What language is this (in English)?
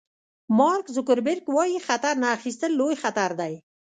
Pashto